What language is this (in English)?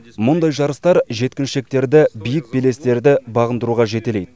Kazakh